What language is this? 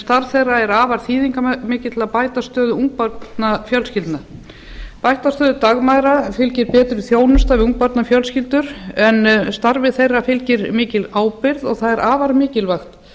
Icelandic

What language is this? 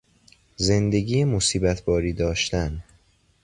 Persian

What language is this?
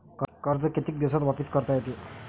Marathi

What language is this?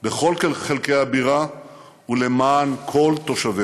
Hebrew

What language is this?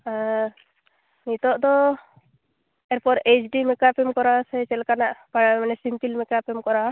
Santali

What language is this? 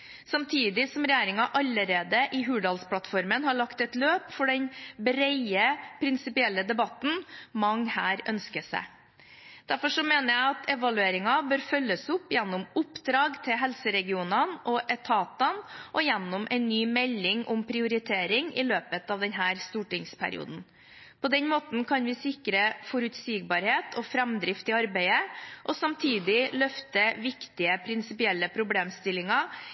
Norwegian Bokmål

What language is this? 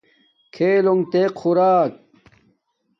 Domaaki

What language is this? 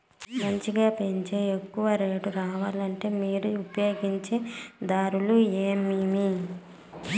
Telugu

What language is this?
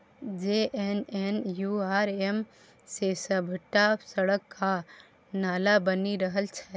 Maithili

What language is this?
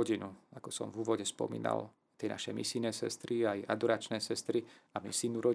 Slovak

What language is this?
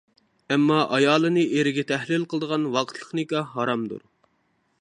Uyghur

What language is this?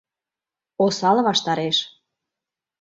Mari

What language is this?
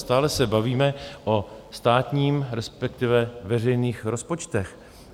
Czech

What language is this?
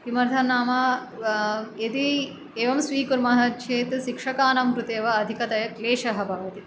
Sanskrit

